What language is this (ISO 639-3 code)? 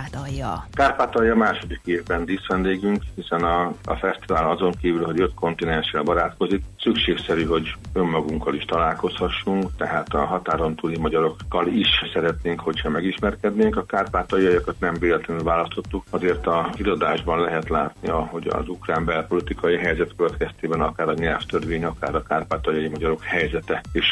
hun